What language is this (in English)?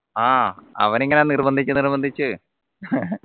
Malayalam